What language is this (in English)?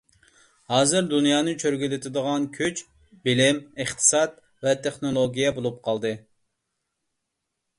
Uyghur